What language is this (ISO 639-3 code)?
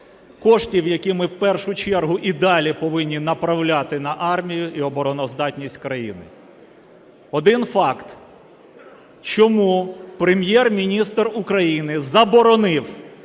ukr